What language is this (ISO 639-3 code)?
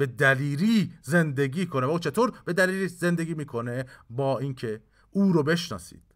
fas